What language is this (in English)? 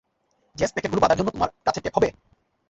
Bangla